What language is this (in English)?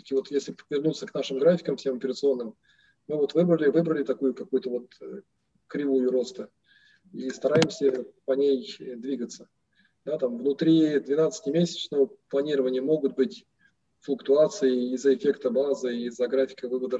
Russian